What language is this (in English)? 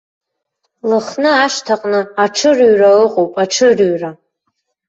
Abkhazian